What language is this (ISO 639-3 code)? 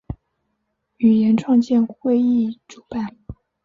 zho